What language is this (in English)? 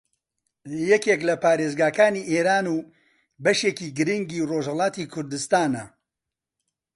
Central Kurdish